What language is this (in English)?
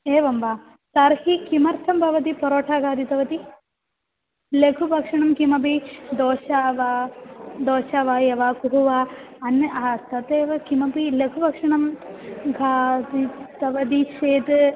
Sanskrit